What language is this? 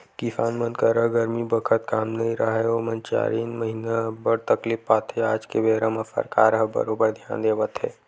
Chhattisgarhi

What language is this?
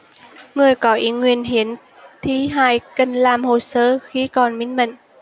Vietnamese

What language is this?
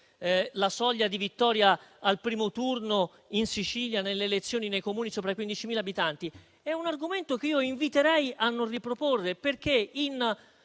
Italian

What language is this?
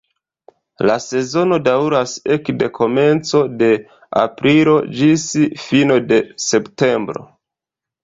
Esperanto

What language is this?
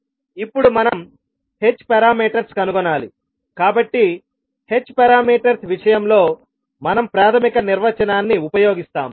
Telugu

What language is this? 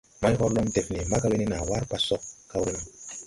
Tupuri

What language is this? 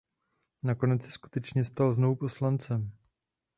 Czech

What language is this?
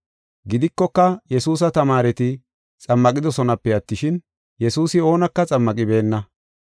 Gofa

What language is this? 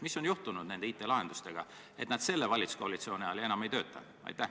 Estonian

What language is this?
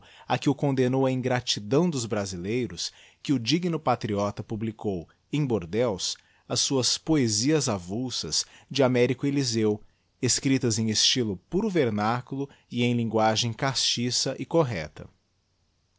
Portuguese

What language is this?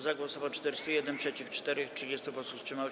Polish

